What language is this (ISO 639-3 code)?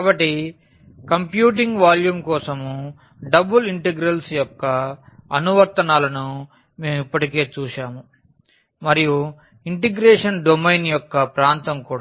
tel